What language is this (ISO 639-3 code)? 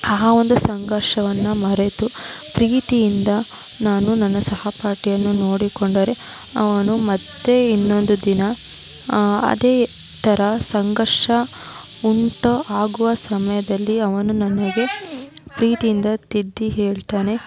kan